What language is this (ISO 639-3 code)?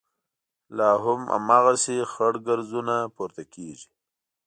pus